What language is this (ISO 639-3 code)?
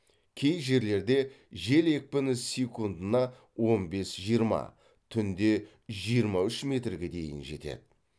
kaz